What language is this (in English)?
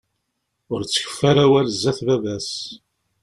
Kabyle